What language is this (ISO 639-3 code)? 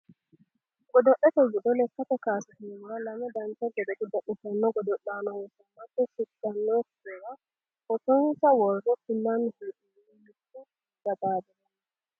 sid